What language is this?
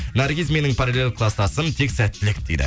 Kazakh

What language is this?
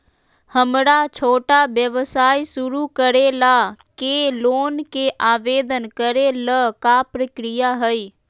Magahi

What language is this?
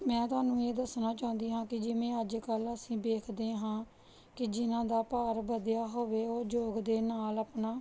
Punjabi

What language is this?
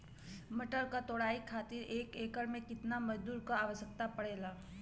Bhojpuri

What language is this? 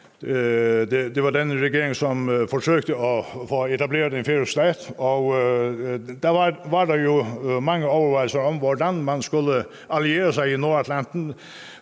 Danish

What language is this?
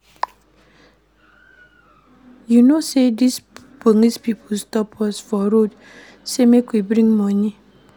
Nigerian Pidgin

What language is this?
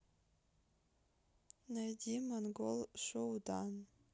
Russian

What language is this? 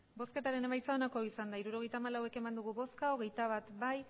Basque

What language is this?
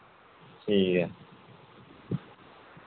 Dogri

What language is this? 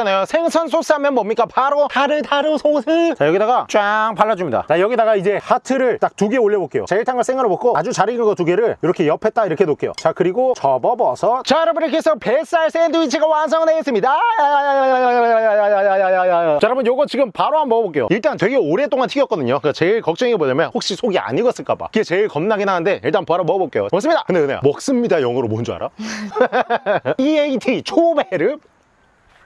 Korean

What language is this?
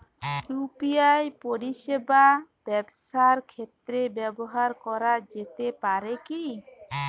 Bangla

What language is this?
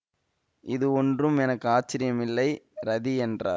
Tamil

